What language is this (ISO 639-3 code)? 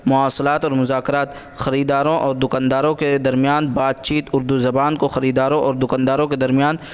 urd